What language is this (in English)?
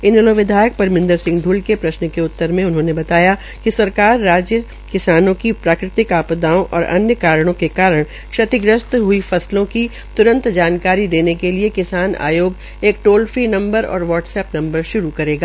Hindi